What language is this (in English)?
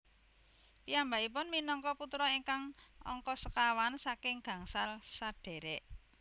Javanese